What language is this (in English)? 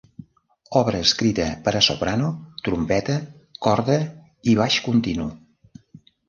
Catalan